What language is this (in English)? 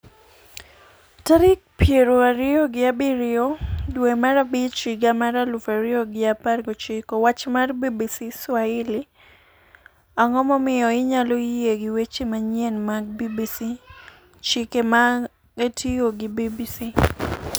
Luo (Kenya and Tanzania)